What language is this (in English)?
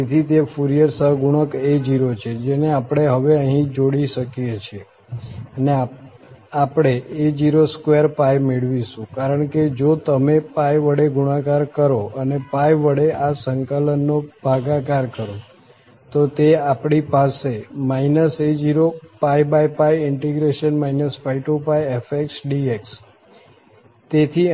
Gujarati